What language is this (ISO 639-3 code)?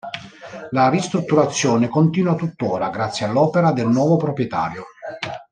ita